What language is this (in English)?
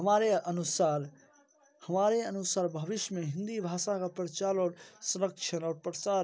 Hindi